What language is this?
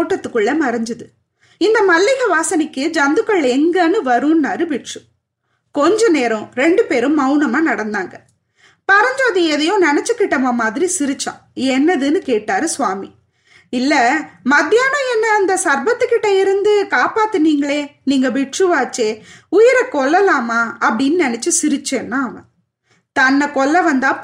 Tamil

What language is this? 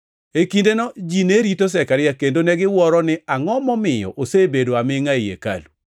Luo (Kenya and Tanzania)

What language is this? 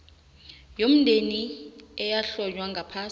South Ndebele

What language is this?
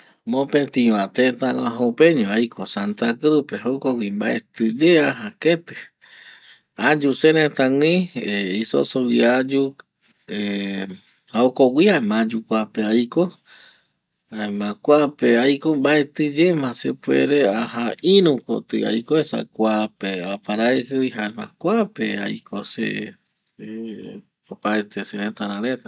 Eastern Bolivian Guaraní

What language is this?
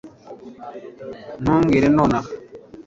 Kinyarwanda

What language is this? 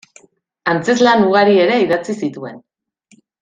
Basque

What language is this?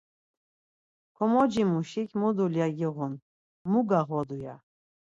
Laz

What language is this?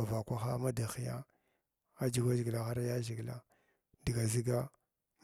Glavda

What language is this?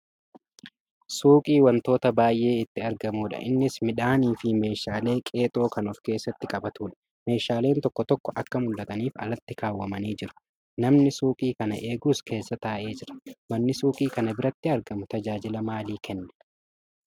Oromo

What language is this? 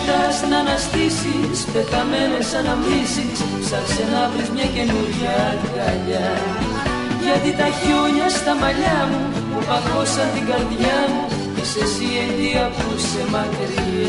Greek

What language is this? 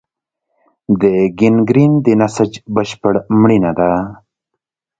Pashto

